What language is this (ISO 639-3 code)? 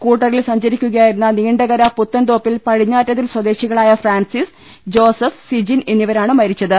mal